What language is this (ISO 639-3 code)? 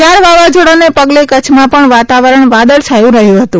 guj